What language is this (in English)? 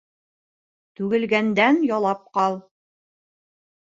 Bashkir